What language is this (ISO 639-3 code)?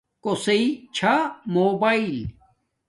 dmk